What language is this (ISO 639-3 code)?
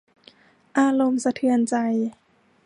tha